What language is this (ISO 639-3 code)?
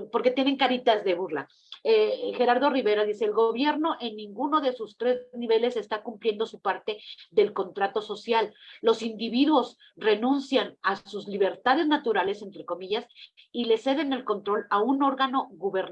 spa